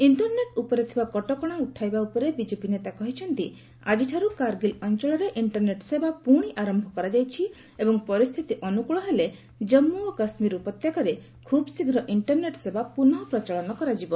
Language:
Odia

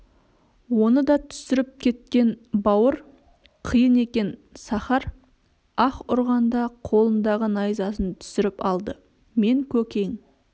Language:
Kazakh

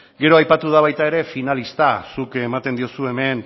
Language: Basque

